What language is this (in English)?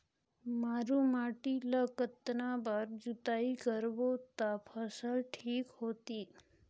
Chhattisgarhi